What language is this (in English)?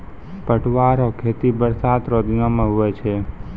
Maithili